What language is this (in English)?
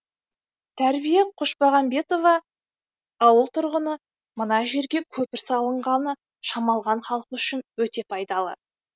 Kazakh